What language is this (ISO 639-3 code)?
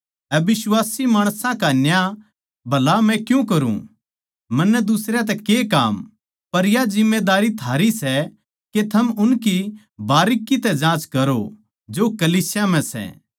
bgc